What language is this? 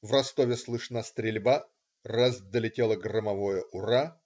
Russian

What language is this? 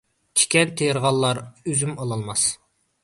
Uyghur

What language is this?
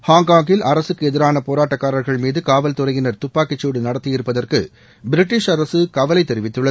Tamil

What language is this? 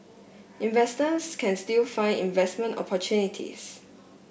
English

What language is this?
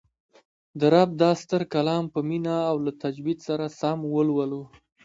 Pashto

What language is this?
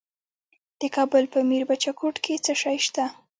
Pashto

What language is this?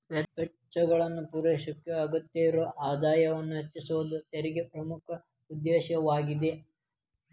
Kannada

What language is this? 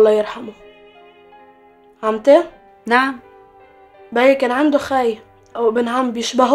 Arabic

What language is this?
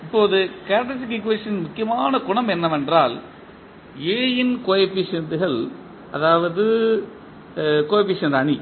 Tamil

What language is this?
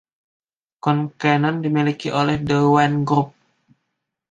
Indonesian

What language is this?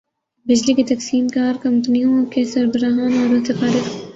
Urdu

